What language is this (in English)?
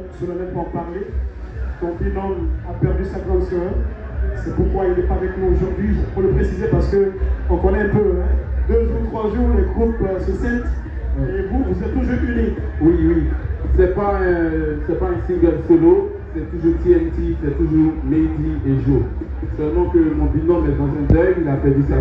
French